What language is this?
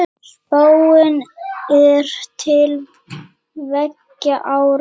Icelandic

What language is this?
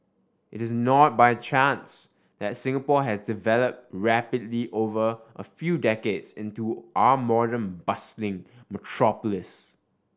English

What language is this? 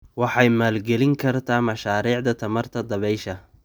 Somali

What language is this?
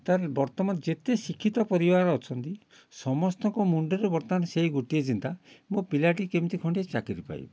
Odia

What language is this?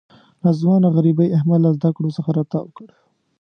Pashto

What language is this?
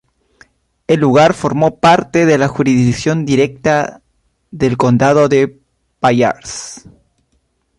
Spanish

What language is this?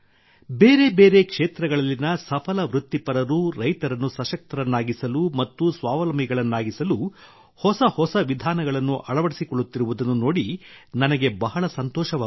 Kannada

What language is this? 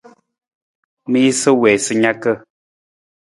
Nawdm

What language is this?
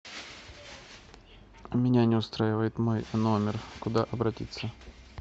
Russian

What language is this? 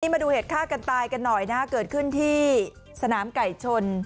Thai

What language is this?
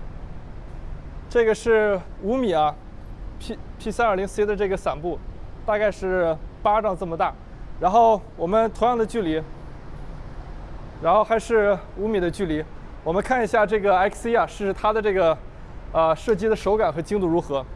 Chinese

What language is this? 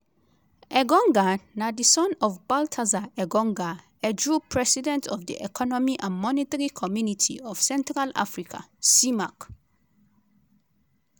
Nigerian Pidgin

